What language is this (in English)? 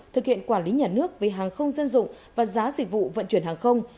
Vietnamese